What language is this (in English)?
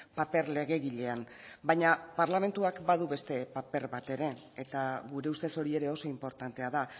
Basque